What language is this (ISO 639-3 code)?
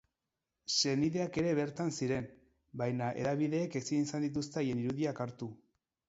eus